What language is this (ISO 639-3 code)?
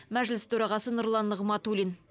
kaz